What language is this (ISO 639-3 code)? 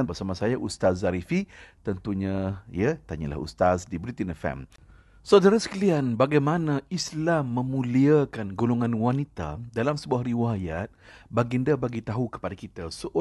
msa